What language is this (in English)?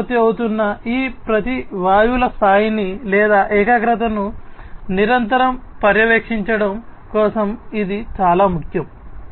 Telugu